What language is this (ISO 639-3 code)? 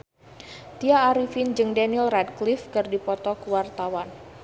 sun